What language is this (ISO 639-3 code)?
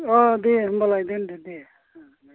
brx